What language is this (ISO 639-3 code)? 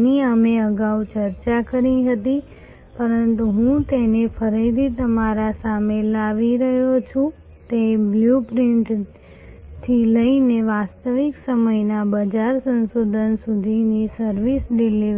guj